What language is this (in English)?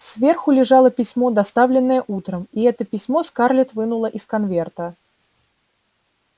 Russian